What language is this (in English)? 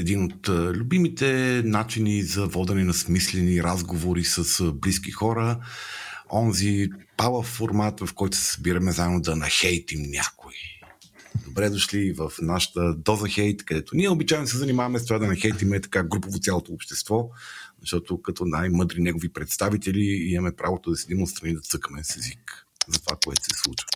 Bulgarian